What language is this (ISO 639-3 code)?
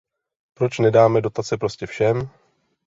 ces